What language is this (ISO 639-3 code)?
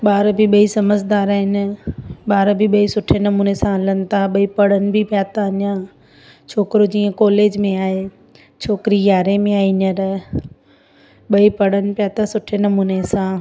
snd